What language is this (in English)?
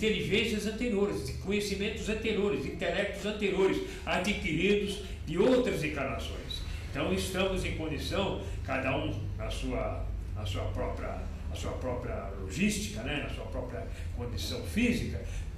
Portuguese